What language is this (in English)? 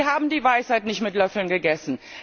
German